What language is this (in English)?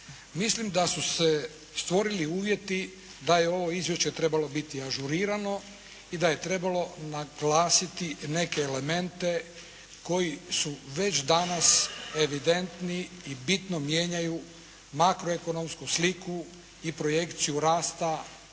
Croatian